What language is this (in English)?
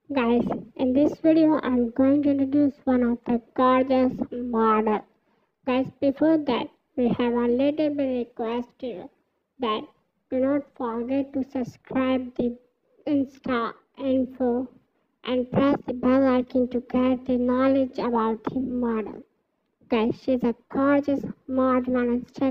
English